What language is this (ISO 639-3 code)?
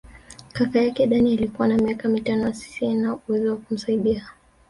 swa